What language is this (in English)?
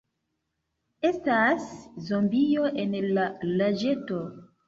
Esperanto